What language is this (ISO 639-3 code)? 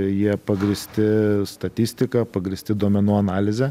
lit